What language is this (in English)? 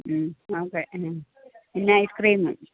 Malayalam